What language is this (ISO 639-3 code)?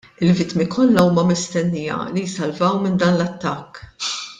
mlt